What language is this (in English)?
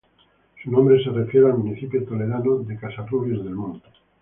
Spanish